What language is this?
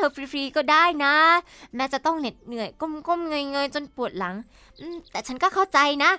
Thai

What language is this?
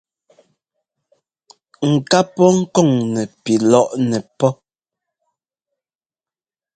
Ngomba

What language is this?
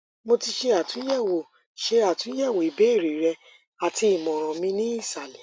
Yoruba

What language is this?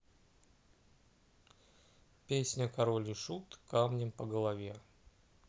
Russian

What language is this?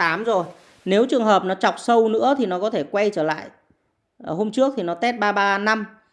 Vietnamese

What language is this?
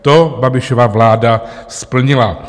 Czech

